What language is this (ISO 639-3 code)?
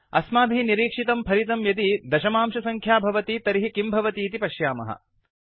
san